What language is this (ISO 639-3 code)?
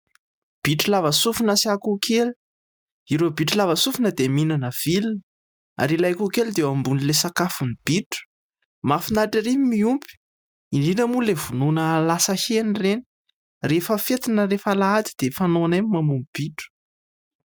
mlg